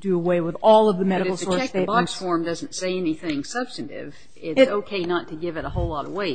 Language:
English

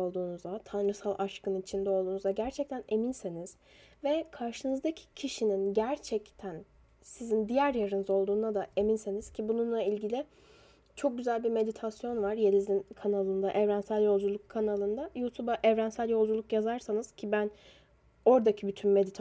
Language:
Turkish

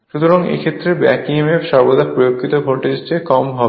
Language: Bangla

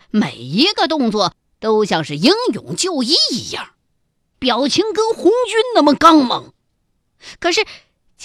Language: Chinese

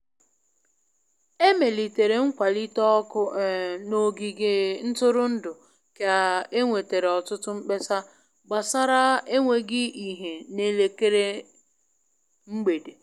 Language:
Igbo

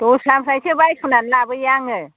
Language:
Bodo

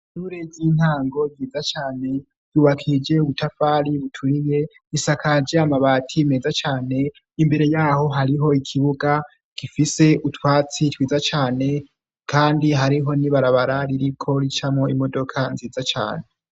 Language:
Rundi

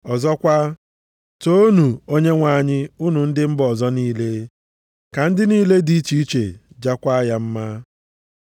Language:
Igbo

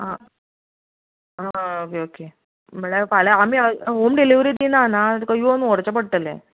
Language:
Konkani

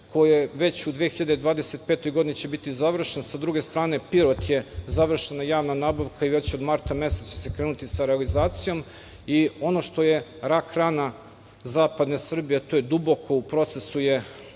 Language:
Serbian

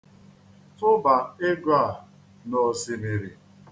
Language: Igbo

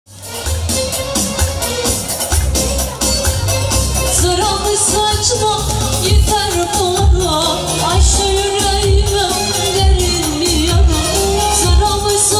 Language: Turkish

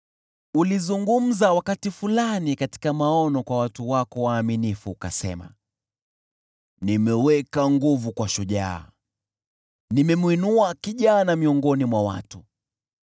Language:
Swahili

